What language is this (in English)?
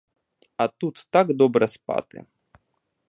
Ukrainian